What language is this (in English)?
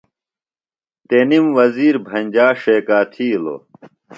Phalura